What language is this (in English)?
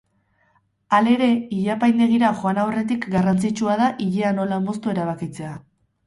Basque